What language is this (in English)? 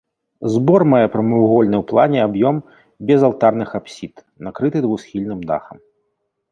Belarusian